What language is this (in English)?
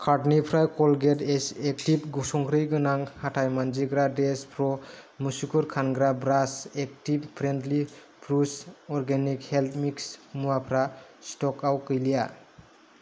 Bodo